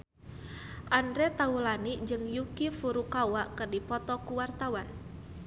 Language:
Sundanese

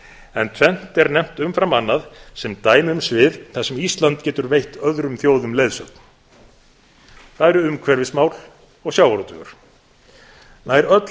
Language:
Icelandic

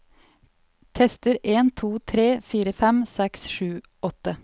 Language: Norwegian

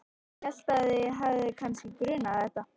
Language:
Icelandic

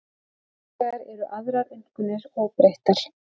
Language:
Icelandic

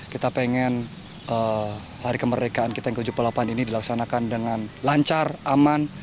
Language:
Indonesian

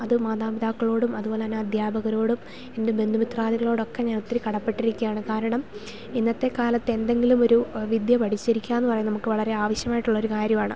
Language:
Malayalam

